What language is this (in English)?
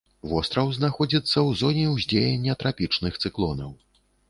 Belarusian